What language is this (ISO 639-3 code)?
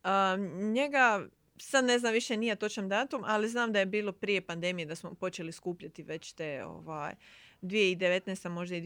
hrv